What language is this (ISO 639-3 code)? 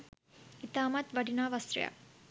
sin